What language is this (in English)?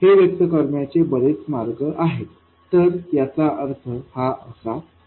Marathi